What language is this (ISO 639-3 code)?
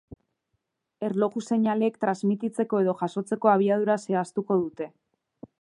eus